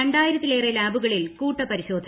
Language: Malayalam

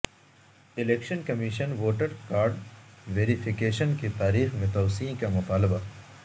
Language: Urdu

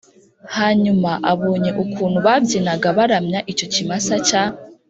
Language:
Kinyarwanda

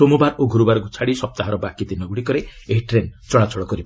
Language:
Odia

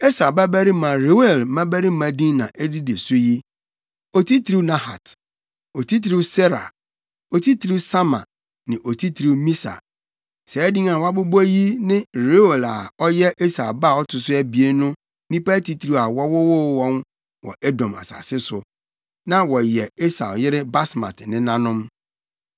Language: Akan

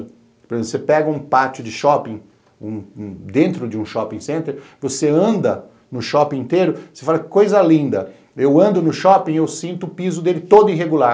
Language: Portuguese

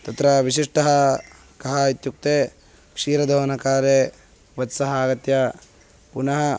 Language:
Sanskrit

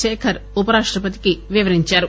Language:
Telugu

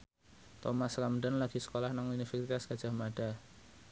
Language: Javanese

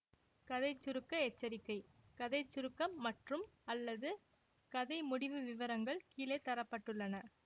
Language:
Tamil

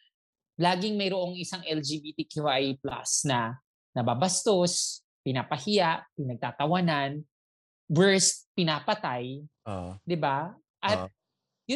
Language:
Filipino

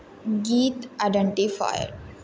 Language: Maithili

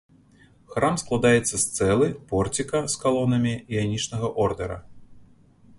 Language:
Belarusian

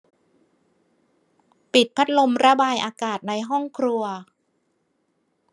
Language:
Thai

